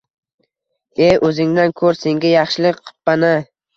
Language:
Uzbek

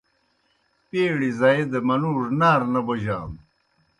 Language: Kohistani Shina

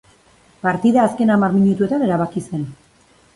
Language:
Basque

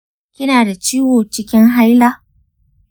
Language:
Hausa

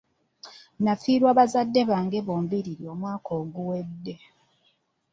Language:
Ganda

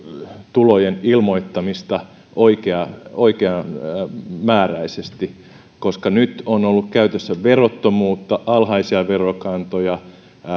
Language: Finnish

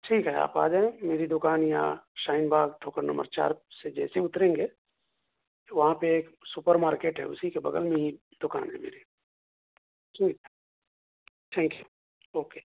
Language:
Urdu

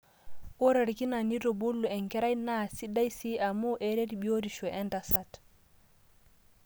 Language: Masai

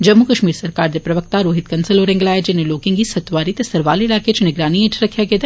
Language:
Dogri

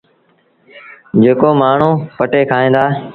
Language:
Sindhi Bhil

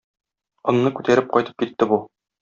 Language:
Tatar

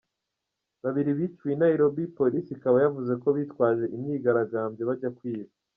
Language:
Kinyarwanda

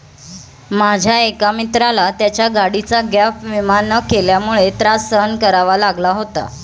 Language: Marathi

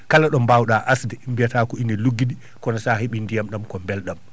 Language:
Fula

